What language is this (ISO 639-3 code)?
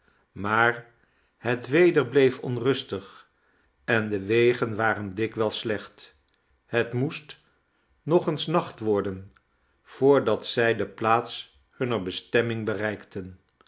nld